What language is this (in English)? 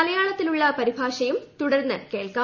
Malayalam